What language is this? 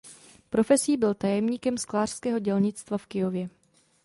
Czech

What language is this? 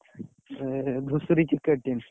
Odia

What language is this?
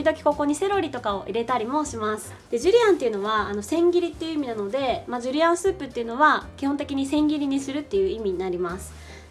Japanese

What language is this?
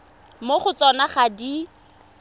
Tswana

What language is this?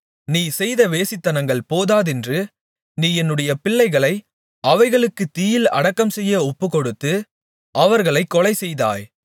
Tamil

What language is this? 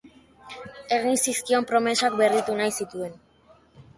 Basque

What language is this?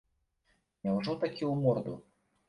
Belarusian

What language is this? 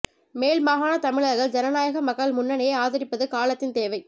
Tamil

